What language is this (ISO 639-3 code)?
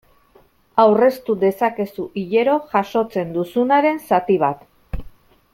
eus